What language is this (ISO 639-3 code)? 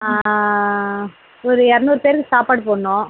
tam